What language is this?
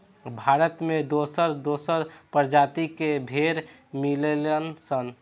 Bhojpuri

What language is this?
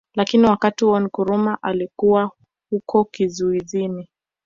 Swahili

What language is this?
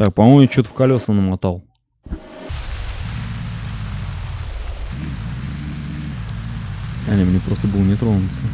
Russian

